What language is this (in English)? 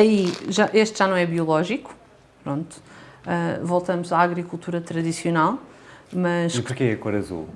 Portuguese